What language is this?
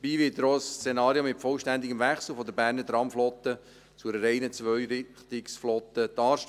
Swiss German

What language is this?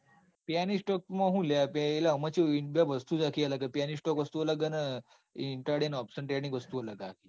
Gujarati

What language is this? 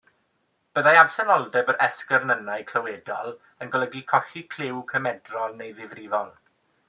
Welsh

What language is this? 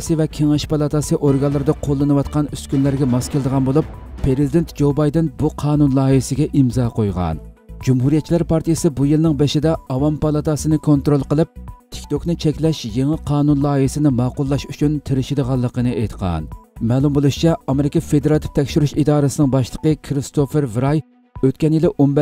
Turkish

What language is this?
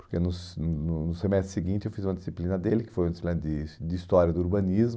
Portuguese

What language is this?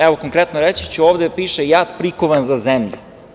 Serbian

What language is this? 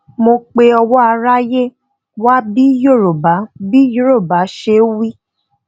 Yoruba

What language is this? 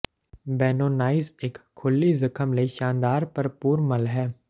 Punjabi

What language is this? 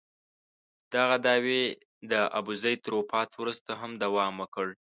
Pashto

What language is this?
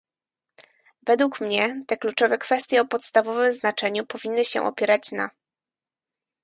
Polish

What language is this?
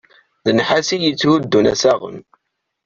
Kabyle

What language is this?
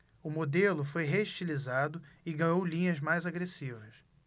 Portuguese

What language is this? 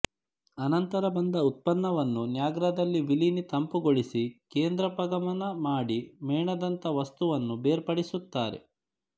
Kannada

